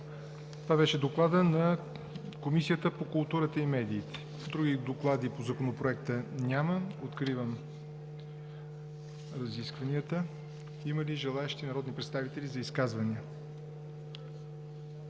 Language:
Bulgarian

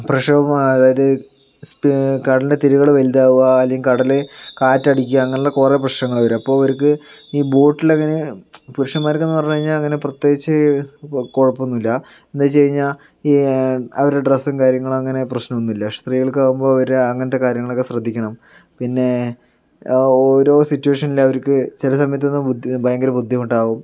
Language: Malayalam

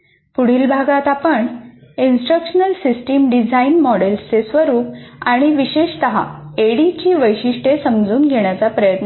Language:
Marathi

